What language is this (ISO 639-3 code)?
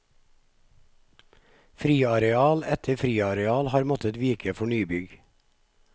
nor